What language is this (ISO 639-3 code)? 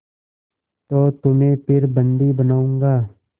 hin